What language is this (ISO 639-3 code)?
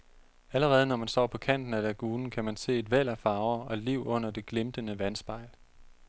dan